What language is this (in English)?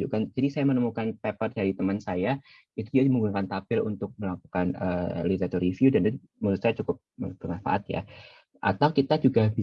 Indonesian